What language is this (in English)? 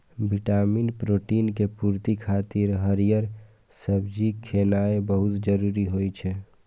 Maithili